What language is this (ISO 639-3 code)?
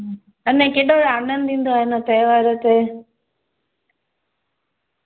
snd